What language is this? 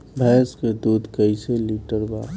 Bhojpuri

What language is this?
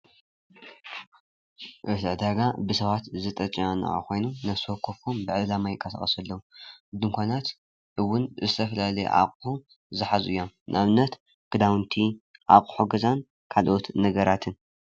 Tigrinya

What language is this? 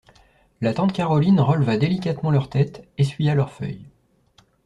French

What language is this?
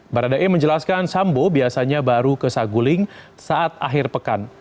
Indonesian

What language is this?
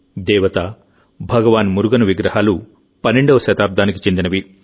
Telugu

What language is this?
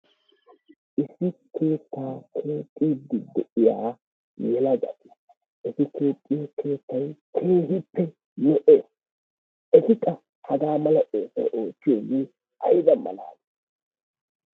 Wolaytta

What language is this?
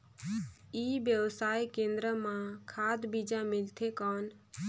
Chhattisgarhi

